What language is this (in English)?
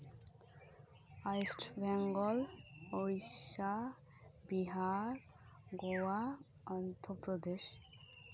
Santali